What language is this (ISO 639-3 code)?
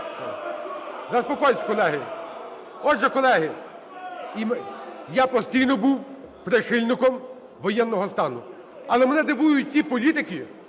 ukr